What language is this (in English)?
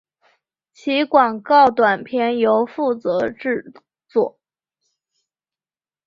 Chinese